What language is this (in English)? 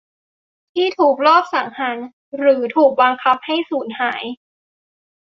Thai